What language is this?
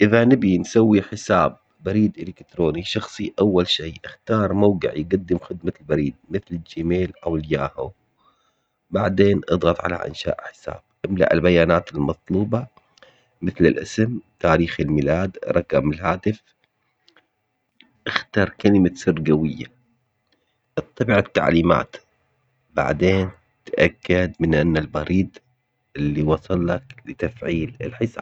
Omani Arabic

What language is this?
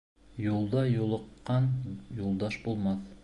Bashkir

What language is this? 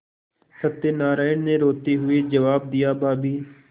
Hindi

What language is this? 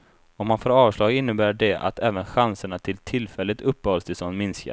Swedish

